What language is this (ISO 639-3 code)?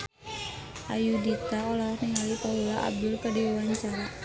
sun